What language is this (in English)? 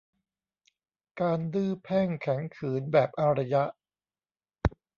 Thai